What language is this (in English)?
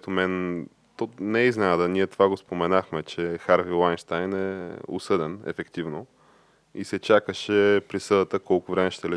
Bulgarian